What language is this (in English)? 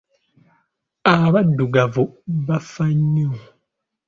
Ganda